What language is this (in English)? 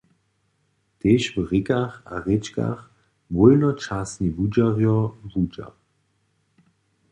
Upper Sorbian